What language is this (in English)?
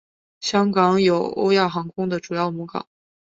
Chinese